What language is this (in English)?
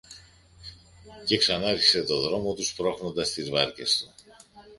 Greek